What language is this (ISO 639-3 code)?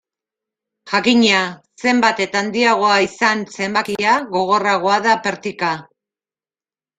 eus